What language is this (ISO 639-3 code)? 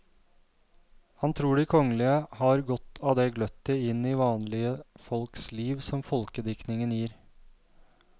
nor